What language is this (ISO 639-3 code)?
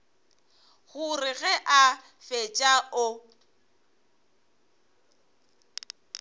nso